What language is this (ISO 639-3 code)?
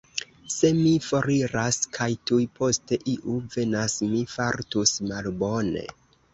epo